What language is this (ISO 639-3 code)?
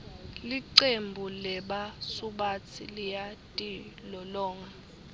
ssw